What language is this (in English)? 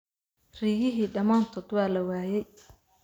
Somali